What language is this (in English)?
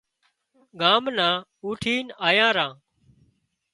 Wadiyara Koli